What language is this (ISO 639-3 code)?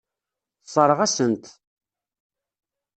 kab